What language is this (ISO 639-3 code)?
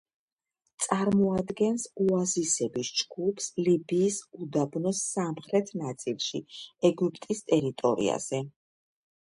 kat